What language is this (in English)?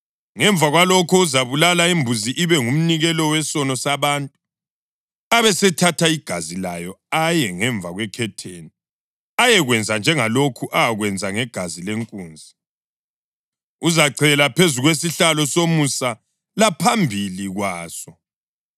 North Ndebele